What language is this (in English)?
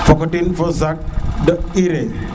Serer